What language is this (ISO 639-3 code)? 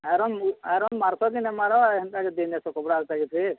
ori